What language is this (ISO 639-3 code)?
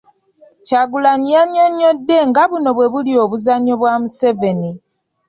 lug